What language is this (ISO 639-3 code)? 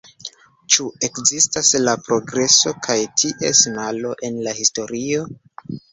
epo